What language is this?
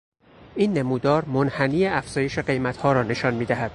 Persian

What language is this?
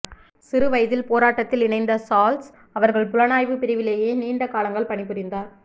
Tamil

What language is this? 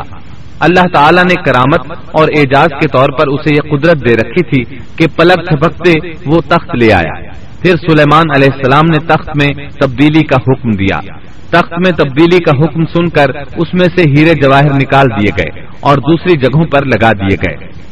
Urdu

